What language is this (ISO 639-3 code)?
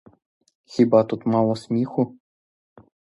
ukr